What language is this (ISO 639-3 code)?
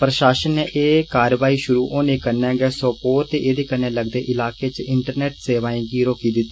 doi